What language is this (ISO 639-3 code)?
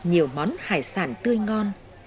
vie